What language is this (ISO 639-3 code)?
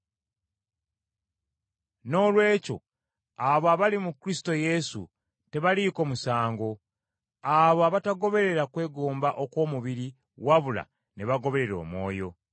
lug